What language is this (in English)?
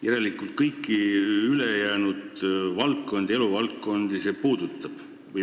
Estonian